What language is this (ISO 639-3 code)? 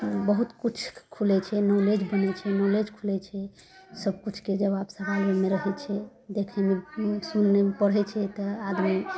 mai